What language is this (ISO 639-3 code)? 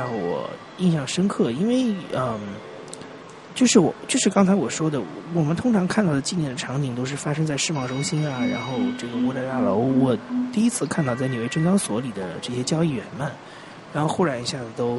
zho